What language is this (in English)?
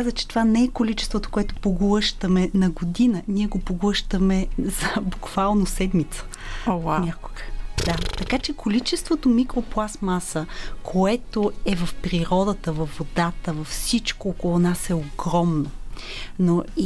Bulgarian